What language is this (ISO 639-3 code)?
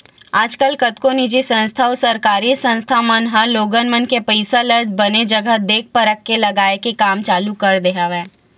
hne